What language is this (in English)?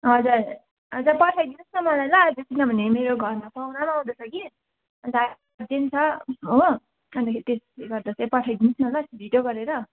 Nepali